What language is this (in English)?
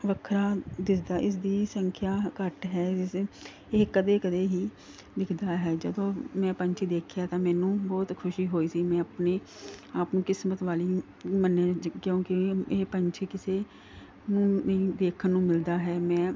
Punjabi